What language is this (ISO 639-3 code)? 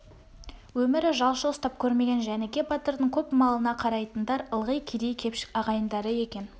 kaz